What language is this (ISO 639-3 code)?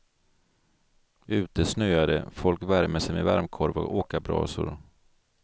swe